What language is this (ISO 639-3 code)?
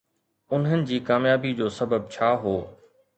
snd